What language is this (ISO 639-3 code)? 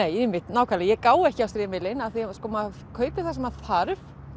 isl